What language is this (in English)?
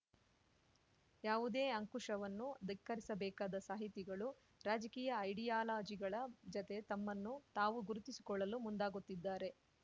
Kannada